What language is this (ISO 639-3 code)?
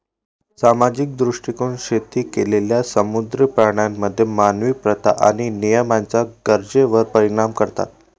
mar